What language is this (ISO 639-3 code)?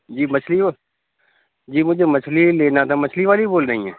urd